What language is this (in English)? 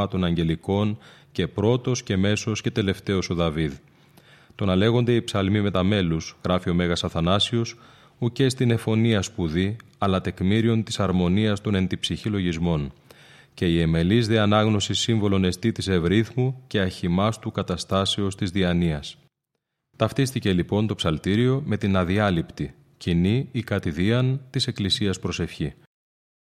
Greek